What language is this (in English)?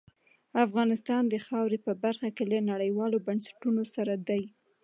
Pashto